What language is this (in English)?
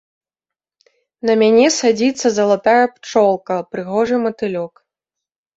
Belarusian